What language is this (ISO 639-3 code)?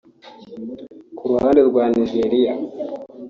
kin